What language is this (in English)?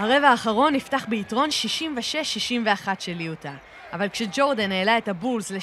Hebrew